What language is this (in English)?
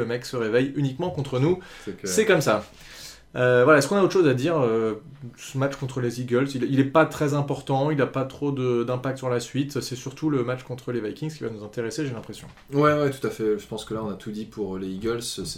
French